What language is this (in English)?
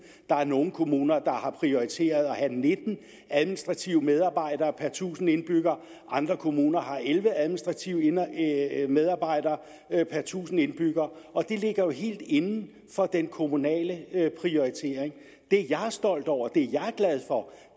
Danish